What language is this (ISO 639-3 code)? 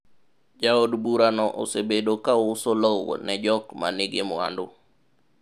luo